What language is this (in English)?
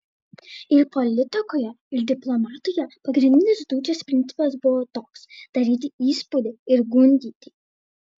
Lithuanian